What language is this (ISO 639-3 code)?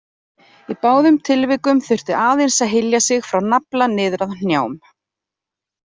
isl